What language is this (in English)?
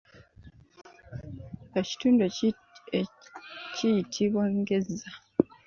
Ganda